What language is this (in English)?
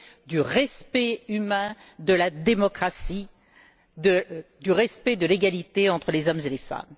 French